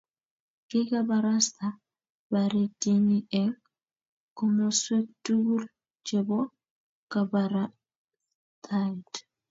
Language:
Kalenjin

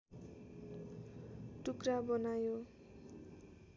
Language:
Nepali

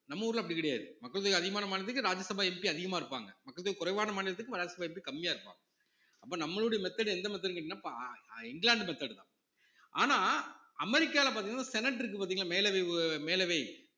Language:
Tamil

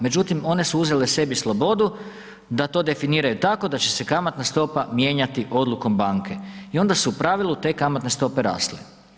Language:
Croatian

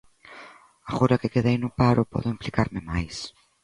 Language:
Galician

